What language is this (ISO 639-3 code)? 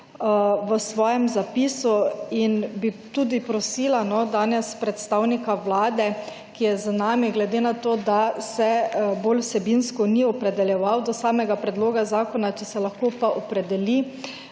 slv